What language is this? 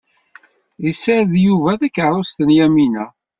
Kabyle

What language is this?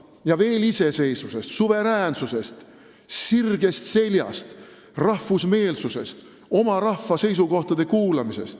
Estonian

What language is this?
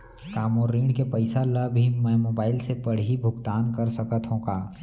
Chhattisgarhi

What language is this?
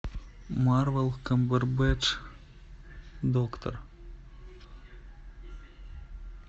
Russian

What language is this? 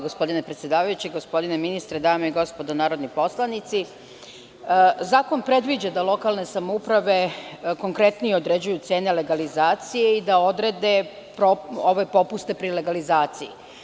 Serbian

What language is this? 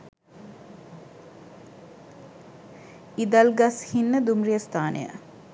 Sinhala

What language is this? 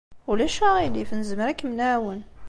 Kabyle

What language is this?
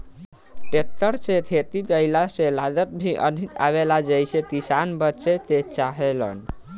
Bhojpuri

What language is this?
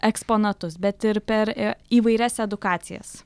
Lithuanian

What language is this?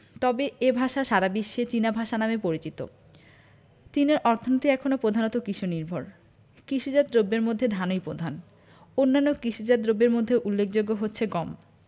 Bangla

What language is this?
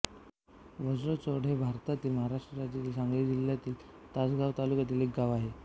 Marathi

